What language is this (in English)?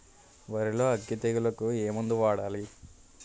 Telugu